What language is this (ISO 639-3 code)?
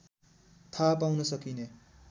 nep